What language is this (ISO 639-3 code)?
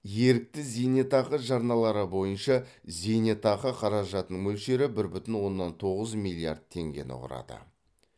kaz